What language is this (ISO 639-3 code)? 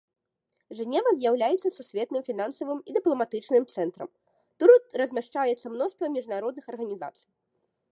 bel